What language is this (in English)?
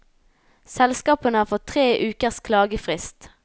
Norwegian